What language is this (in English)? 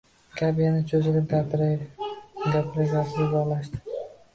Uzbek